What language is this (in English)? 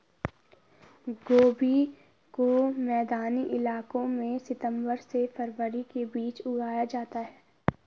Hindi